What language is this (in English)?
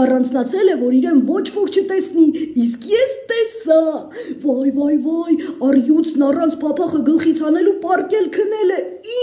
Romanian